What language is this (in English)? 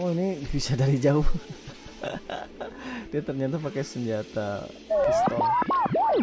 Indonesian